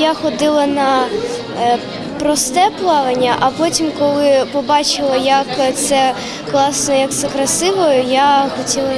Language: Ukrainian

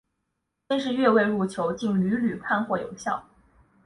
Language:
Chinese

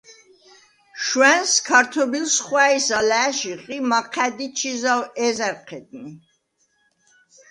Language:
Svan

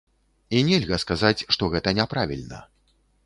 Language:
Belarusian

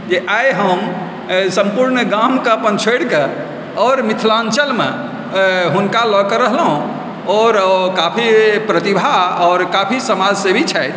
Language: Maithili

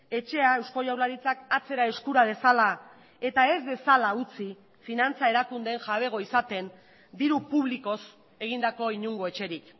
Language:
Basque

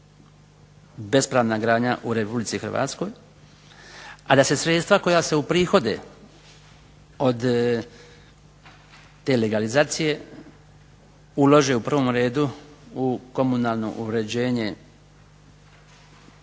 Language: Croatian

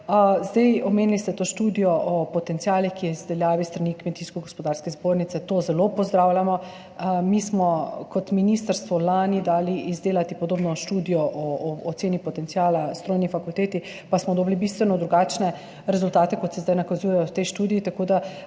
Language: Slovenian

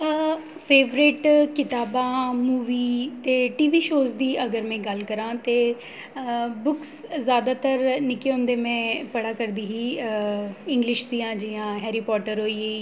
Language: Dogri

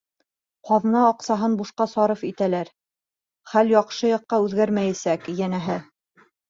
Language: Bashkir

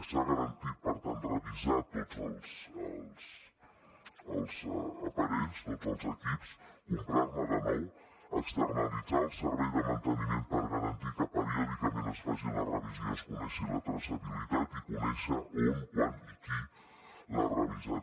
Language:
Catalan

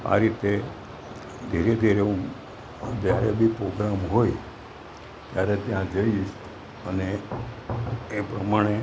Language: Gujarati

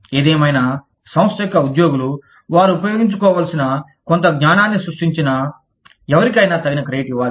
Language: Telugu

